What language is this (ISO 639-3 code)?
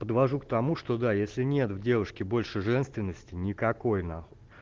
rus